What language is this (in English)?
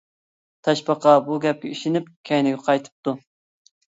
Uyghur